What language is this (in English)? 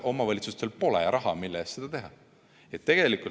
Estonian